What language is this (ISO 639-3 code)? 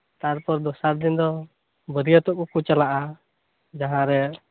sat